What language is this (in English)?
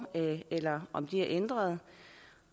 Danish